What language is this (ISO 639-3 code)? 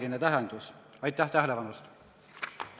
est